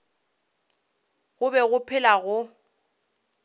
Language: Northern Sotho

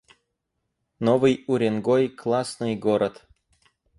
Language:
Russian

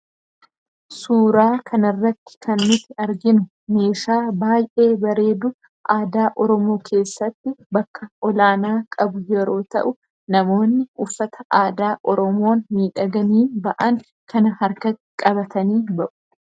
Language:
Oromo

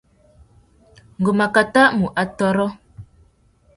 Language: Tuki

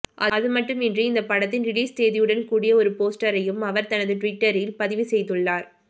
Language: Tamil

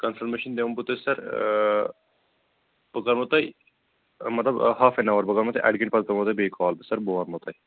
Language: Kashmiri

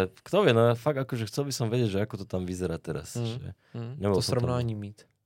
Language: Czech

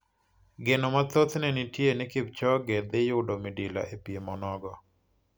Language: Luo (Kenya and Tanzania)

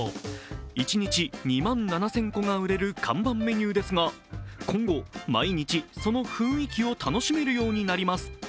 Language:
Japanese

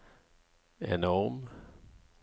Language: Norwegian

